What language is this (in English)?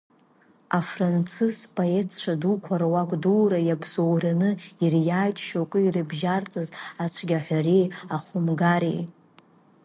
Abkhazian